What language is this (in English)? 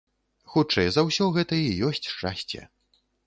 Belarusian